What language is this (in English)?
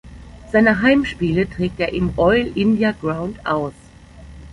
German